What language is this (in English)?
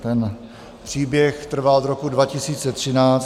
Czech